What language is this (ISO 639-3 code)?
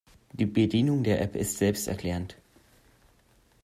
deu